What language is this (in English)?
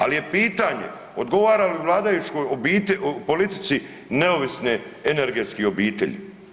Croatian